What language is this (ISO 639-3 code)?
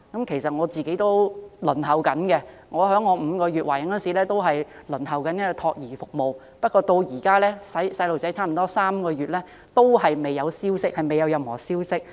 yue